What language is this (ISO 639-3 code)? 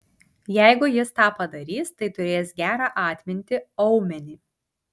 lit